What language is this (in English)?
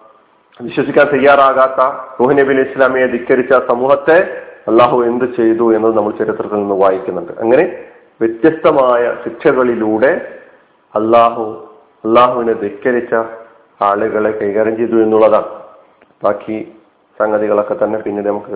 Malayalam